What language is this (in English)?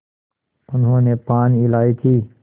Hindi